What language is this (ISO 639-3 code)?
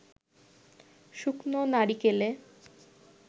ben